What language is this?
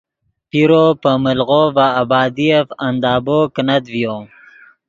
Yidgha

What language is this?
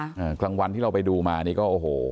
Thai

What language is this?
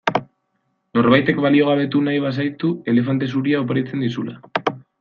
Basque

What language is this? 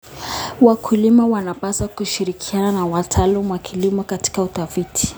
Kalenjin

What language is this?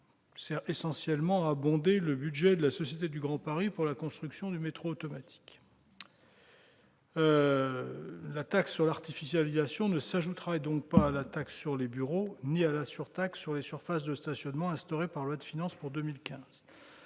French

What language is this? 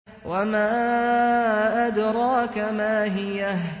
Arabic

